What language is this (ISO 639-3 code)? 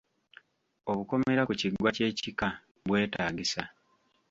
lug